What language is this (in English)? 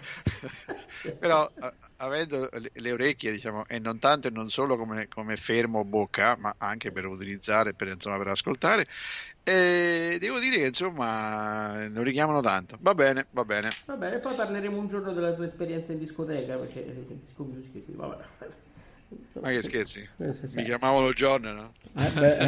Italian